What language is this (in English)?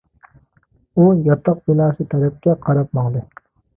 Uyghur